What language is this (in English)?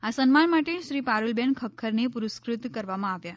Gujarati